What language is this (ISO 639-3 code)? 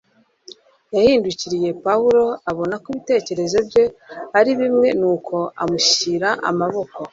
kin